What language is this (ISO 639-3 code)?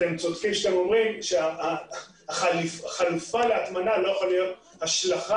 heb